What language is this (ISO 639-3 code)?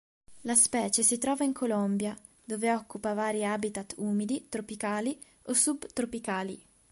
ita